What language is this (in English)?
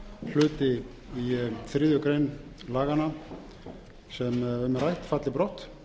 Icelandic